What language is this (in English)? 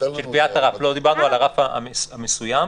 Hebrew